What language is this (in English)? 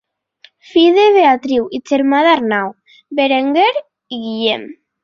Catalan